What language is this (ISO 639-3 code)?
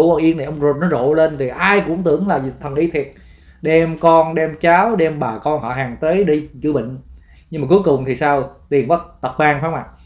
vie